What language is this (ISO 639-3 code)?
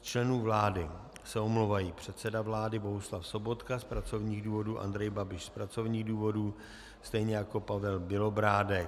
ces